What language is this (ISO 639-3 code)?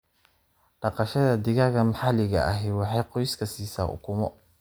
som